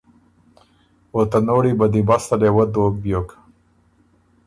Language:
Ormuri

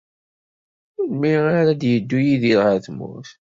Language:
Kabyle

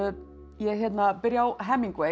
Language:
Icelandic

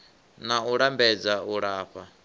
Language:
Venda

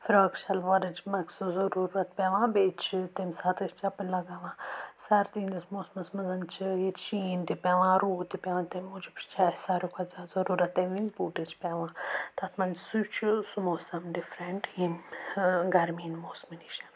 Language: Kashmiri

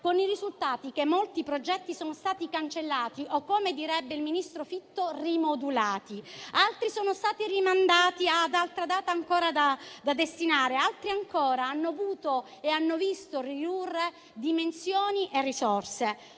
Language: Italian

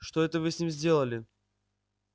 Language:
Russian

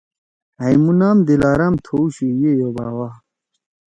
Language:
Torwali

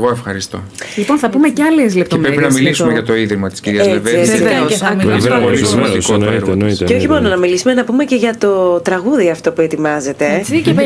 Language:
Greek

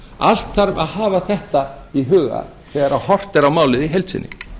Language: Icelandic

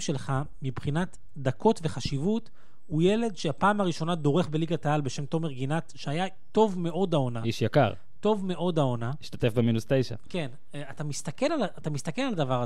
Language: Hebrew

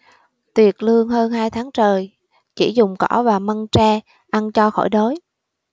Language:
Vietnamese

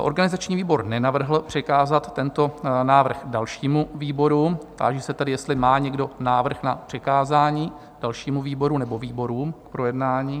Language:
Czech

